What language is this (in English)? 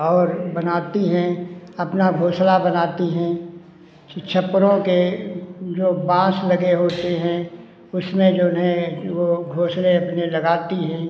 Hindi